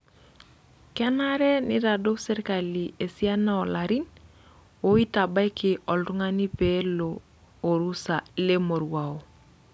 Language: Masai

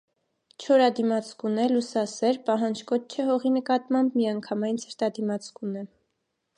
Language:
Armenian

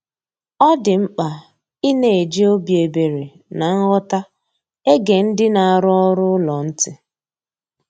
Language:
Igbo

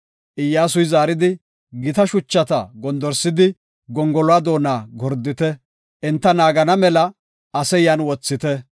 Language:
Gofa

